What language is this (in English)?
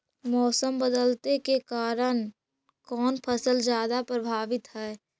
Magahi